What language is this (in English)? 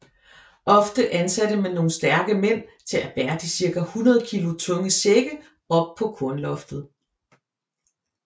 Danish